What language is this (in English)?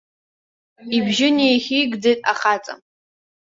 Abkhazian